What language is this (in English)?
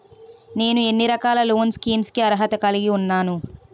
Telugu